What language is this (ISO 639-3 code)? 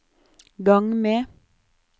nor